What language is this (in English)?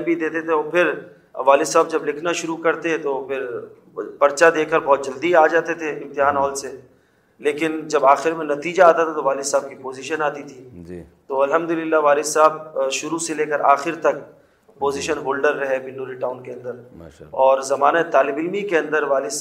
Urdu